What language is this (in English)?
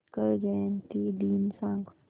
Marathi